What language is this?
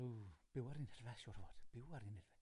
Welsh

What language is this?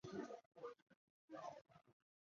Chinese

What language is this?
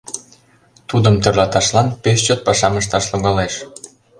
Mari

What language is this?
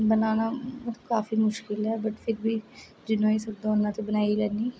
Dogri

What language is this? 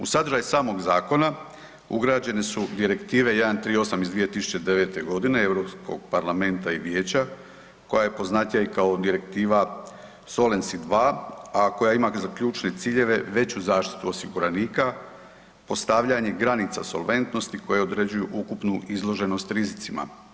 Croatian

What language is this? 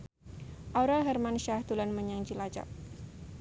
Javanese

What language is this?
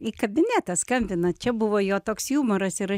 Lithuanian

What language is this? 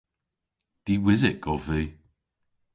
Cornish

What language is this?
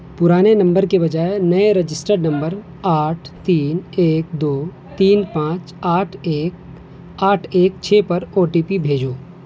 Urdu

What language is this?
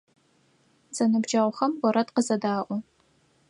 Adyghe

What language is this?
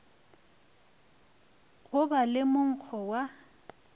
Northern Sotho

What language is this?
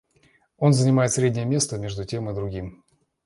Russian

